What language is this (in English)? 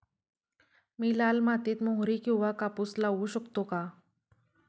Marathi